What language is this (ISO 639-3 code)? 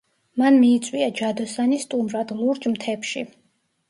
kat